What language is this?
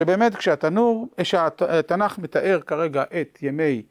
Hebrew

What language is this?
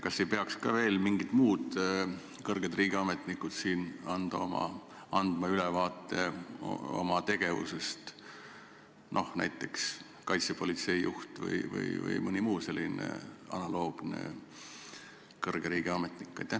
Estonian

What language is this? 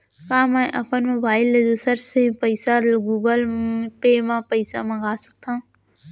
Chhattisgarhi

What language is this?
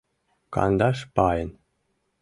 Mari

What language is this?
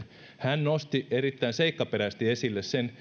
Finnish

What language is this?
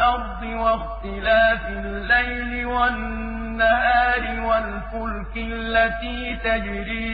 Arabic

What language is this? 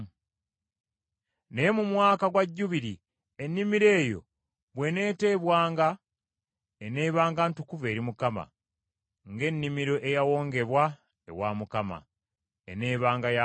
Ganda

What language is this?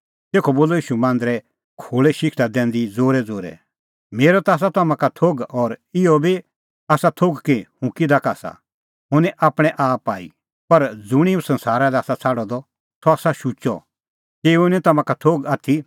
Kullu Pahari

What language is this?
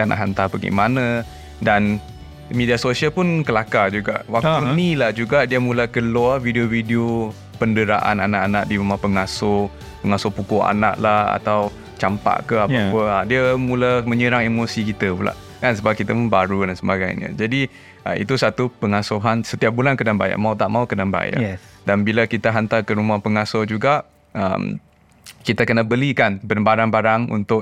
Malay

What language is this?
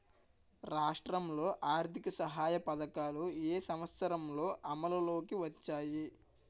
Telugu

